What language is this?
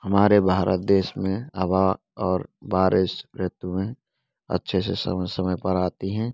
Hindi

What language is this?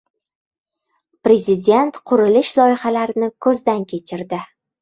Uzbek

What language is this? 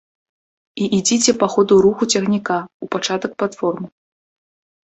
Belarusian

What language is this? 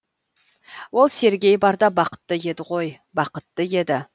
Kazakh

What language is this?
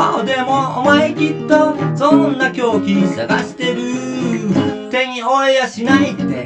Japanese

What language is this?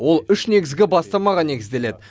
Kazakh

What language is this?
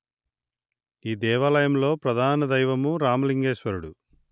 Telugu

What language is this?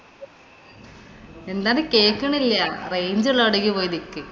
Malayalam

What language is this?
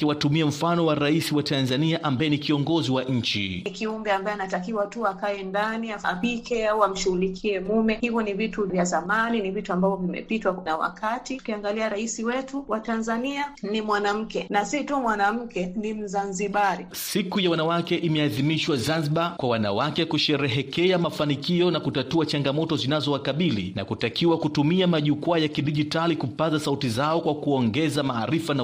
Swahili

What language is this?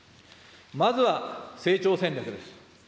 Japanese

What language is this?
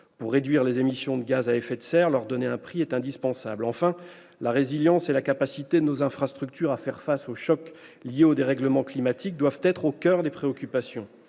French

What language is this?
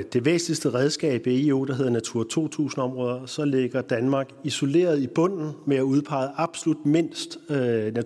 Danish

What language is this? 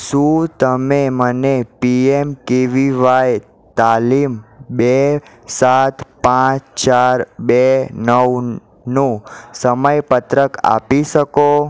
Gujarati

